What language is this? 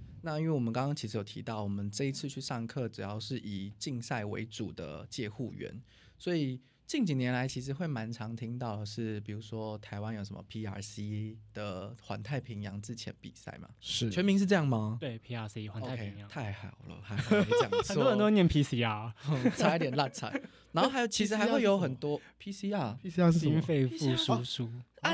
Chinese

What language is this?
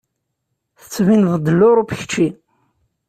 Kabyle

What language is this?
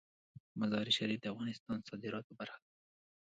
Pashto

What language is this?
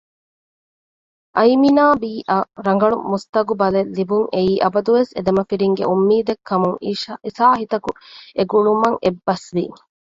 Divehi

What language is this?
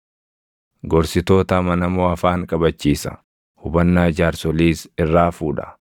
Oromo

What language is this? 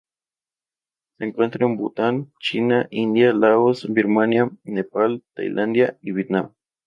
Spanish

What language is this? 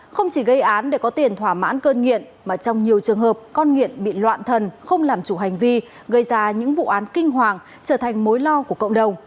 Vietnamese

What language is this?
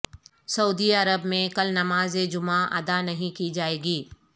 Urdu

